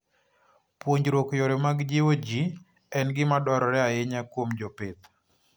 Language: Luo (Kenya and Tanzania)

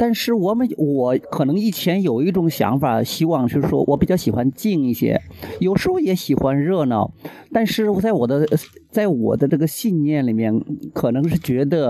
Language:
Chinese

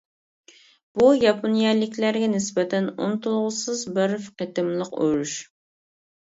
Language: Uyghur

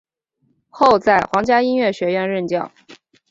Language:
Chinese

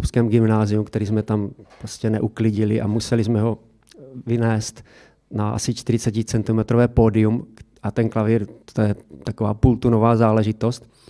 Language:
Czech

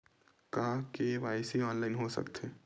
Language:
Chhattisgarhi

